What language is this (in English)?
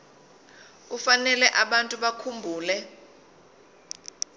Zulu